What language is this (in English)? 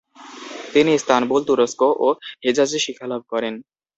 Bangla